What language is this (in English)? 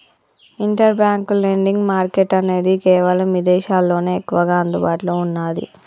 Telugu